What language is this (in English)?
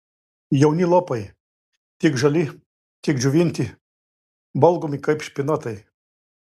Lithuanian